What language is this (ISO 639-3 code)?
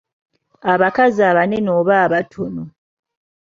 lug